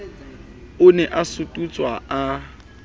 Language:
Southern Sotho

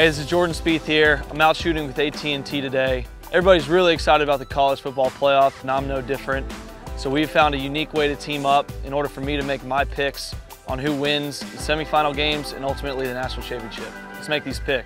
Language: English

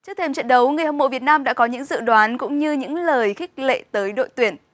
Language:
Vietnamese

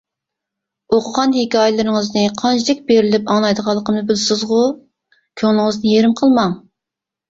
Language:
Uyghur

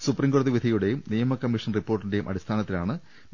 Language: Malayalam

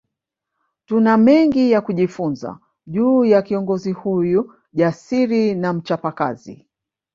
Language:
Swahili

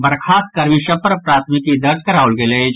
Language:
Maithili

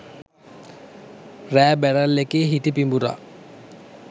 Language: Sinhala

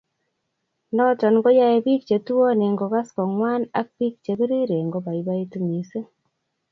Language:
Kalenjin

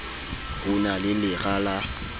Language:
Southern Sotho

